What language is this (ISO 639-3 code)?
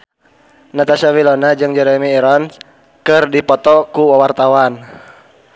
sun